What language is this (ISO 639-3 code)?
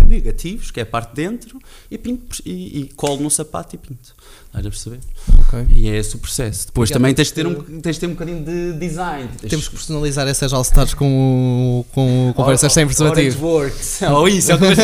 por